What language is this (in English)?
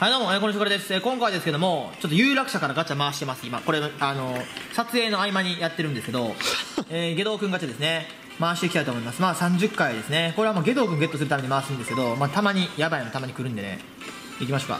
Japanese